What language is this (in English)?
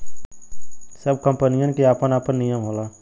Bhojpuri